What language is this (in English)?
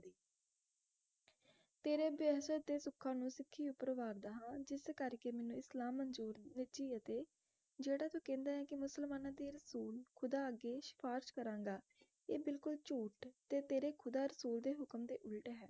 Punjabi